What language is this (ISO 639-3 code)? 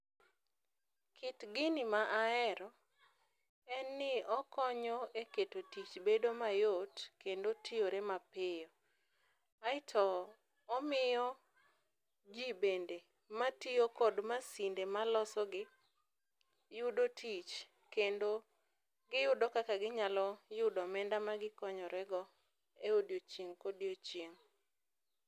luo